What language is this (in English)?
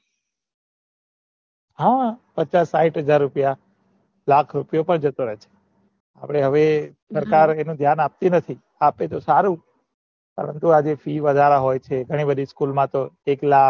Gujarati